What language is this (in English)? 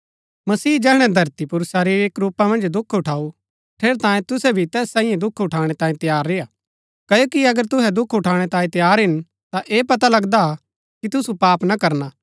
Gaddi